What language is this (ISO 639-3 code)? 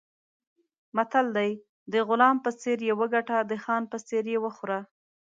pus